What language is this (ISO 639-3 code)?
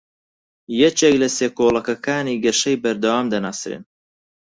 ckb